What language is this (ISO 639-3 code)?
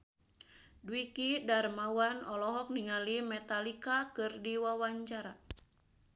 sun